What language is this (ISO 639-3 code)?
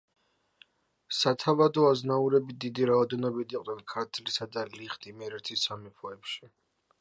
kat